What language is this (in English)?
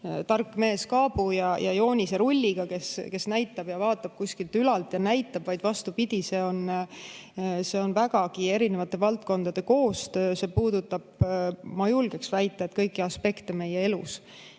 Estonian